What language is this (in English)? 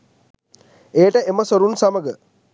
Sinhala